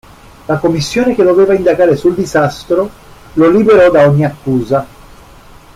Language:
Italian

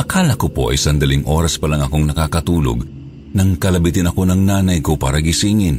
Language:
Filipino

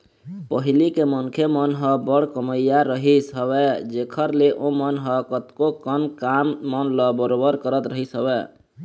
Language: Chhattisgarhi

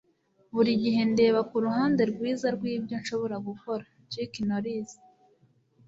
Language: Kinyarwanda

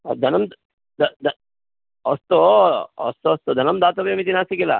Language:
Sanskrit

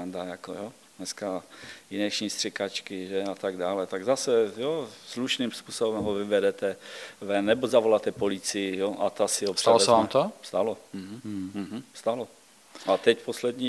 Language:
Czech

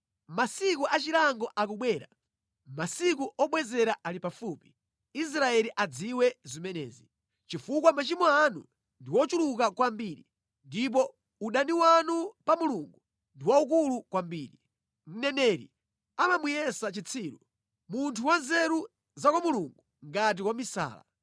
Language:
Nyanja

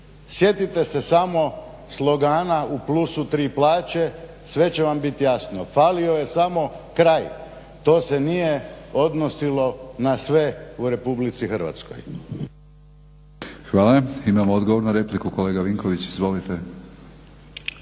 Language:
Croatian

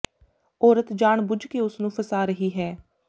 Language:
Punjabi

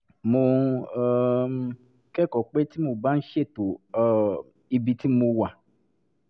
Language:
Yoruba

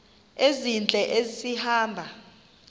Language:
Xhosa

